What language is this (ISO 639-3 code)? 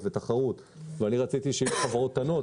heb